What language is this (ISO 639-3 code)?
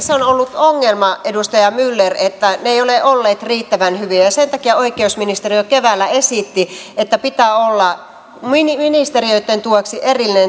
fin